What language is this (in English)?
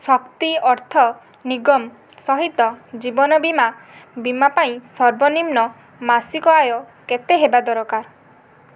Odia